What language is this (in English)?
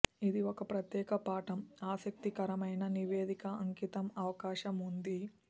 Telugu